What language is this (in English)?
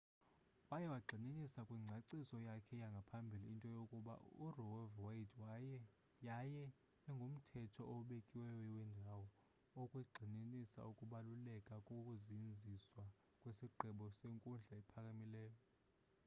Xhosa